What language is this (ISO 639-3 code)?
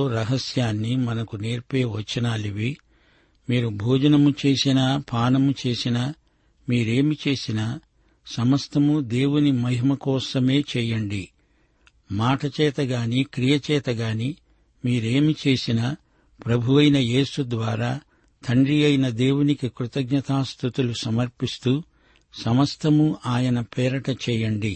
tel